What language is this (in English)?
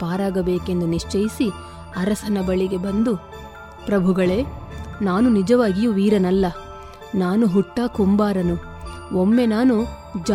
Kannada